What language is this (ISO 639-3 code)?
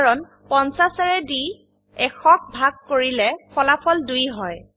asm